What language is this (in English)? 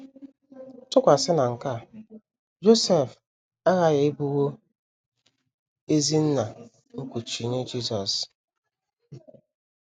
Igbo